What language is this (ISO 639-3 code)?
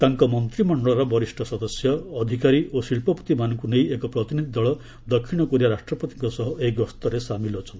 ori